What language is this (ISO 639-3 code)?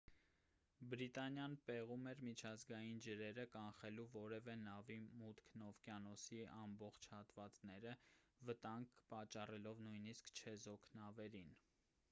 hye